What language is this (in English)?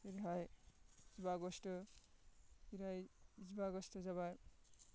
Bodo